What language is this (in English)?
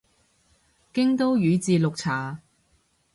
Cantonese